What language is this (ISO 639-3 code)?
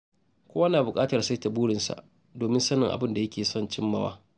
hau